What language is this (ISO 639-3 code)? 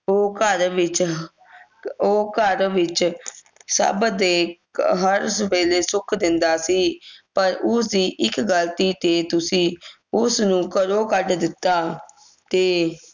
pan